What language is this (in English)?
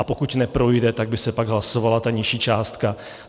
Czech